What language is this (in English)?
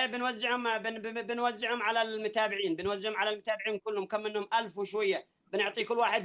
Arabic